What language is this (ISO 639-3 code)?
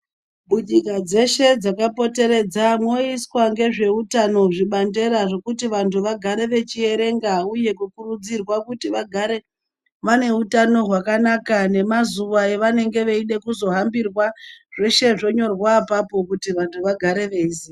ndc